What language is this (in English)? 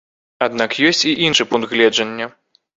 Belarusian